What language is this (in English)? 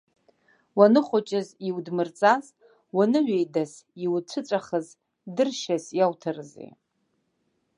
Abkhazian